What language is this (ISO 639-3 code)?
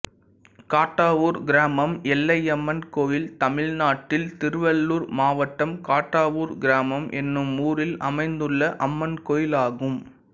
tam